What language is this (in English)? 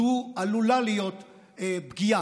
Hebrew